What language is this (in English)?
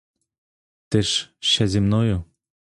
Ukrainian